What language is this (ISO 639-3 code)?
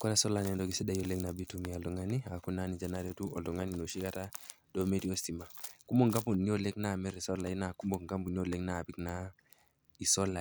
mas